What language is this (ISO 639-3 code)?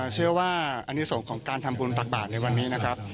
tha